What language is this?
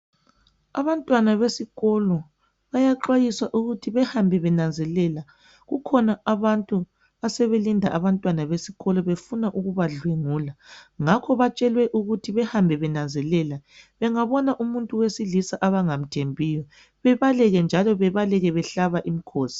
North Ndebele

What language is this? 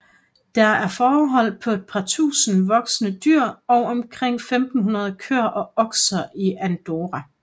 Danish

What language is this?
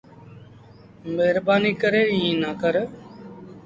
Sindhi Bhil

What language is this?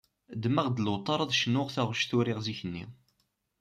Kabyle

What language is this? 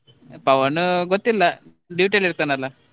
Kannada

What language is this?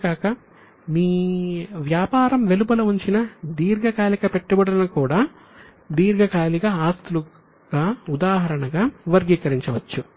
Telugu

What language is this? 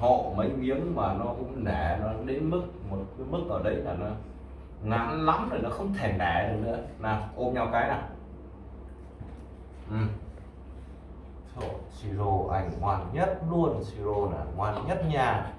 Vietnamese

